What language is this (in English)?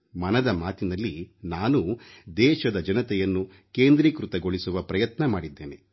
Kannada